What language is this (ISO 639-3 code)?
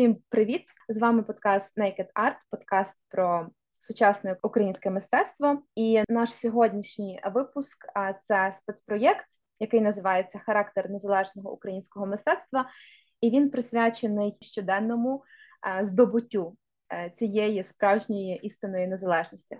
ukr